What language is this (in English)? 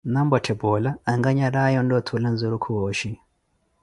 Koti